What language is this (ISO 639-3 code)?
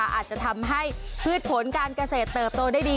tha